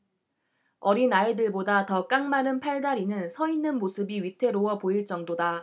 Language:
Korean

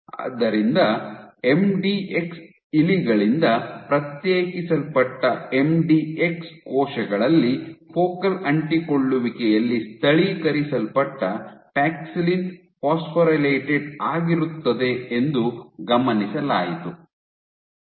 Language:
Kannada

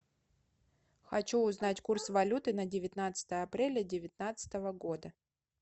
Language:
Russian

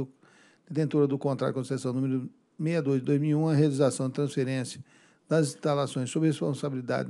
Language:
Portuguese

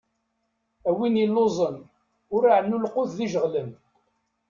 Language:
Kabyle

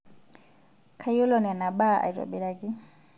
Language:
Masai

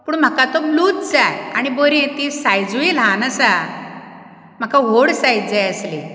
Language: Konkani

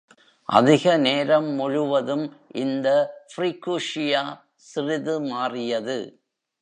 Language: Tamil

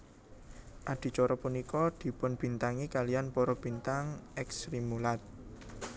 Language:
Javanese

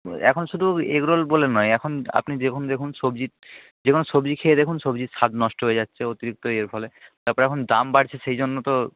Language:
Bangla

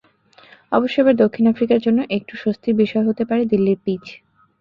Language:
Bangla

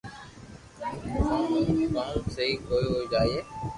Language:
Loarki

